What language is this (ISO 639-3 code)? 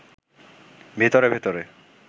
ben